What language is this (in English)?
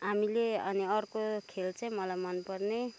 Nepali